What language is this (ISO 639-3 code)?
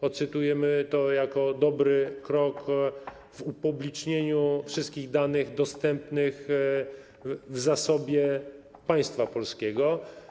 pol